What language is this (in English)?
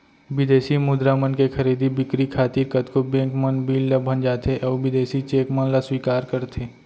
Chhattisgarhi